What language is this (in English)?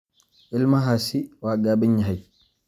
Somali